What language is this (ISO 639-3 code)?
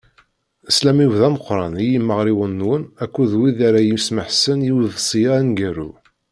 kab